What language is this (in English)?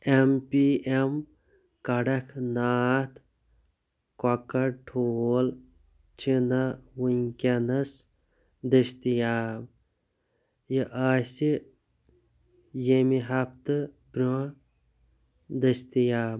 Kashmiri